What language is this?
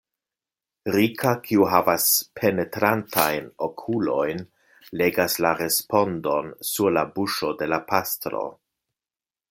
Esperanto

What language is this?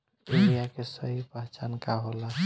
Bhojpuri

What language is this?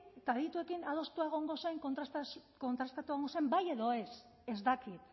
Basque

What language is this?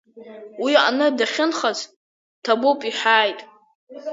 Abkhazian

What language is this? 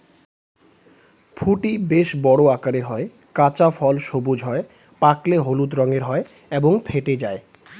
Bangla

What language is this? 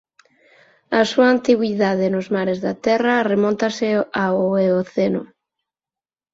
Galician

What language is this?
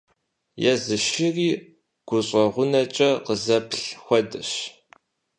Kabardian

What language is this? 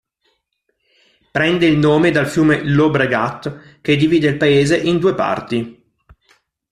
Italian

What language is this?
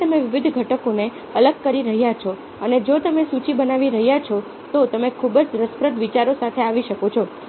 Gujarati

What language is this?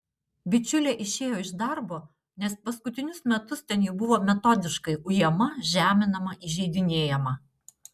Lithuanian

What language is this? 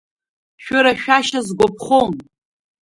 Abkhazian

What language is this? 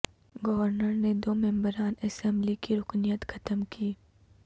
Urdu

